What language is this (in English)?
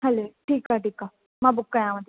Sindhi